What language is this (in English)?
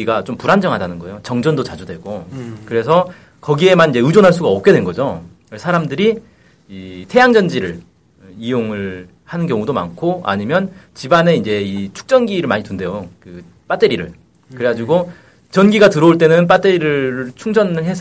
Korean